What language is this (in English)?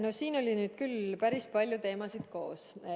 Estonian